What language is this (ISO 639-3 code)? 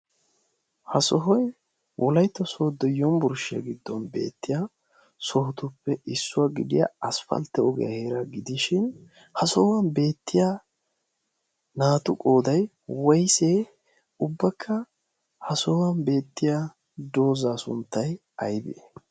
wal